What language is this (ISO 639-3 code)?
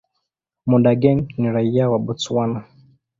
swa